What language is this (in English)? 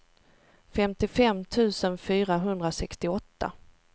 Swedish